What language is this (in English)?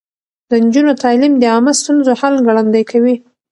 Pashto